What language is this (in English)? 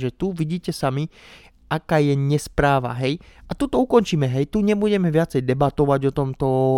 Slovak